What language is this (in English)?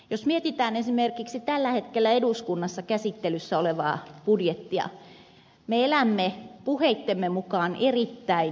Finnish